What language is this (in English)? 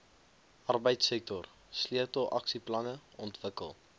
Afrikaans